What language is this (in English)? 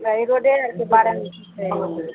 Maithili